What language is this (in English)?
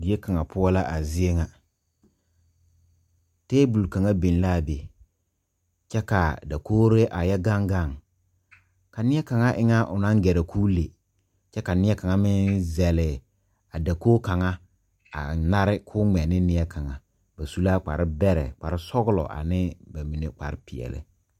Southern Dagaare